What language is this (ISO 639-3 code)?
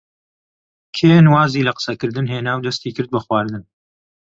ckb